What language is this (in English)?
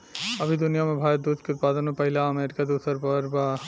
Bhojpuri